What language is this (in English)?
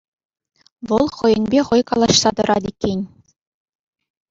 Chuvash